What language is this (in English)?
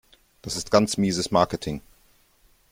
German